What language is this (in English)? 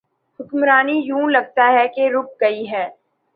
Urdu